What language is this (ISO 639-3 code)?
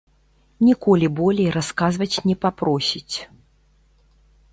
bel